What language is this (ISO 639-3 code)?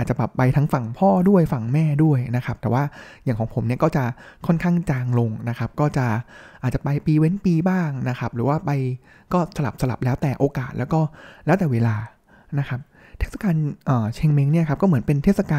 tha